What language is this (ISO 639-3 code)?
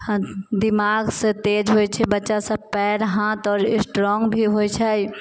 mai